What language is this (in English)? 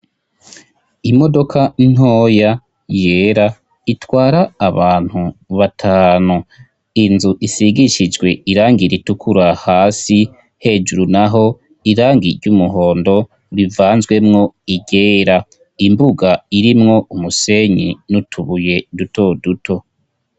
Rundi